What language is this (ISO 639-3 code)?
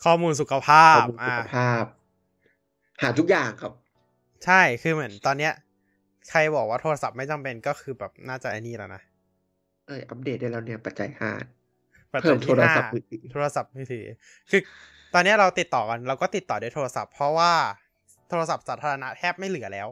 tha